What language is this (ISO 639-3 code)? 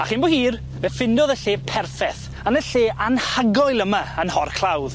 cym